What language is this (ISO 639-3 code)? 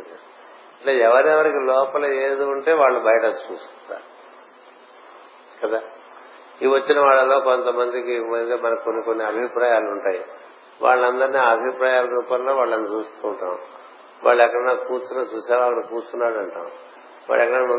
tel